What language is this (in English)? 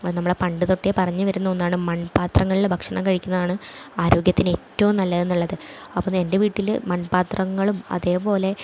Malayalam